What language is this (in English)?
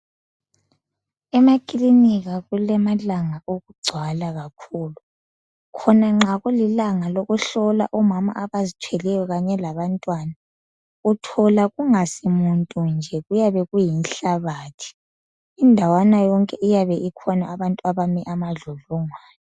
North Ndebele